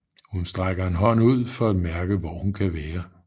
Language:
Danish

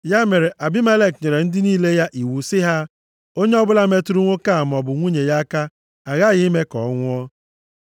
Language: Igbo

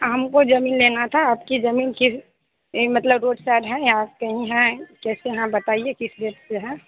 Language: Hindi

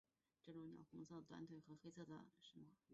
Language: Chinese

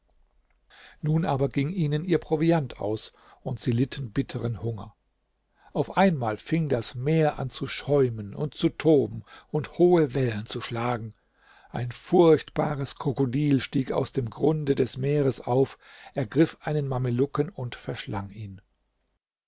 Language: German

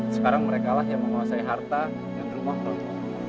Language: Indonesian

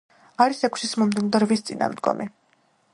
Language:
Georgian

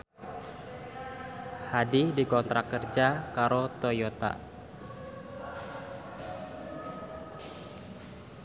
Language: Javanese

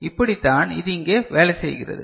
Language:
Tamil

